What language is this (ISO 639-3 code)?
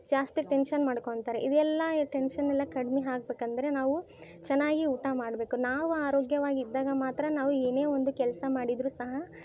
kan